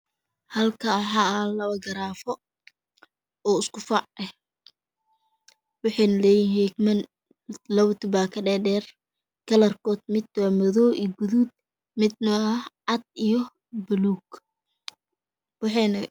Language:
Somali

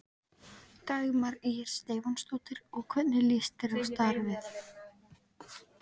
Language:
Icelandic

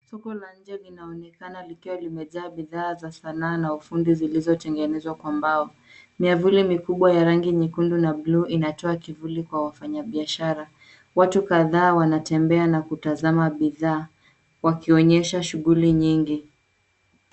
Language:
Swahili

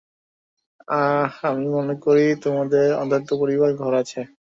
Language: Bangla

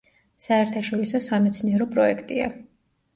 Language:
Georgian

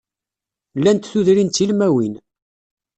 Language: Kabyle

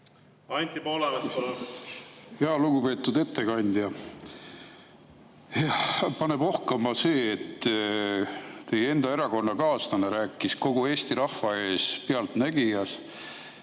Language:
Estonian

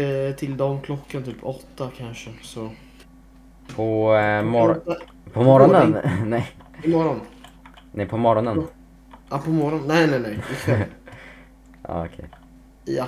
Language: Swedish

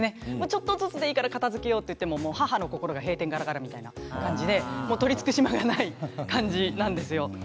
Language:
Japanese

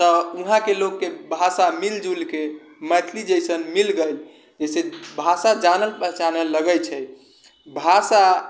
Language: Maithili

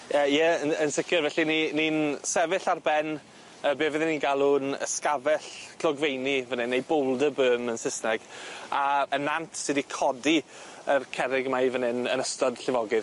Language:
Welsh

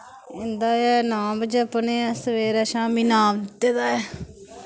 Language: Dogri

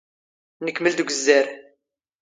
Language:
Standard Moroccan Tamazight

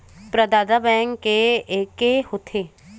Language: Chhattisgarhi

